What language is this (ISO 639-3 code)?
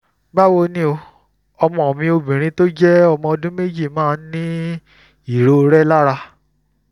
yor